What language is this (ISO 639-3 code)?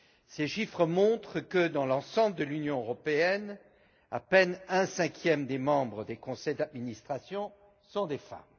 fra